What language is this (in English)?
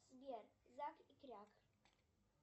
Russian